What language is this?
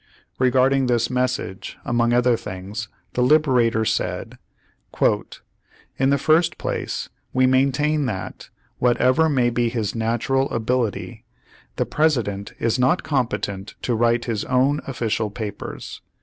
English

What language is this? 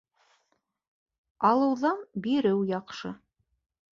Bashkir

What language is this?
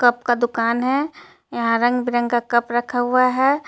Hindi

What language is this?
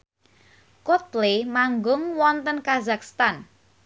Javanese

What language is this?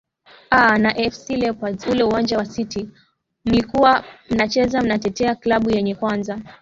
Swahili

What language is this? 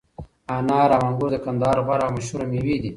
Pashto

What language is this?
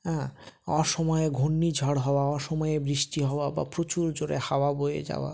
Bangla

